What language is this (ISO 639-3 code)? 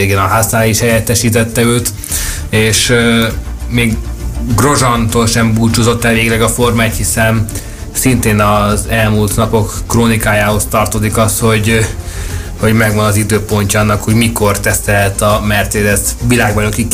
hun